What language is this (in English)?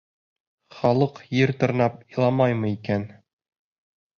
Bashkir